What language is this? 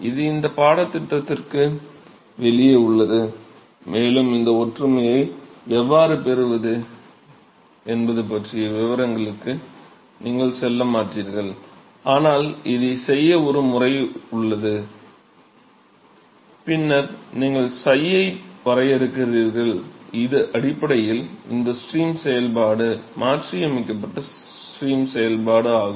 Tamil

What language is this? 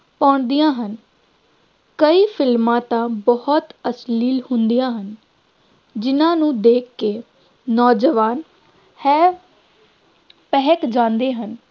Punjabi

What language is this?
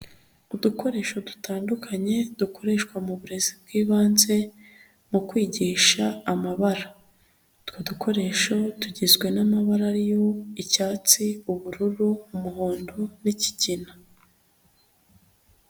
Kinyarwanda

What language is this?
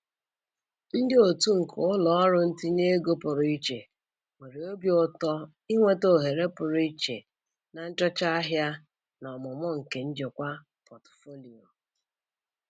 Igbo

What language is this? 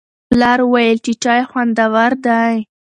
Pashto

